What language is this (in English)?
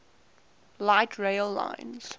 English